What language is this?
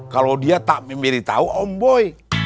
Indonesian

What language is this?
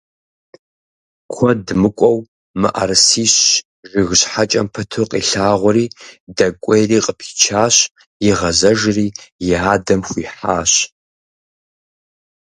Kabardian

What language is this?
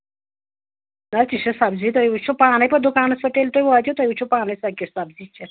Kashmiri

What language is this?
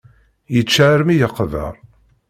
Kabyle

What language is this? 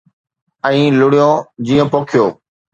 Sindhi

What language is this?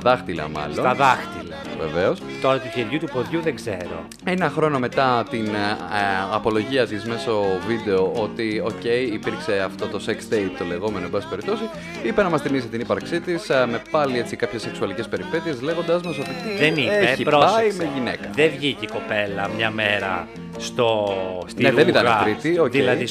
Greek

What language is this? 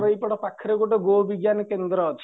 Odia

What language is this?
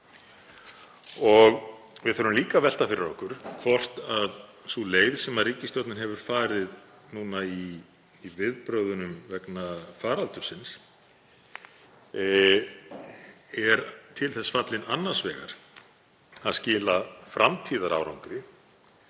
Icelandic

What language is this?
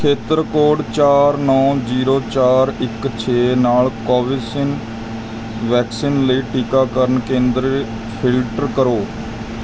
Punjabi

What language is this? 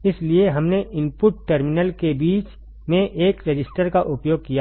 Hindi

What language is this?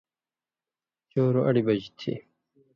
Indus Kohistani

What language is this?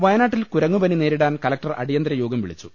Malayalam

